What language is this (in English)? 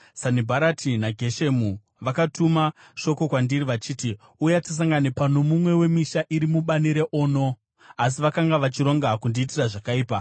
Shona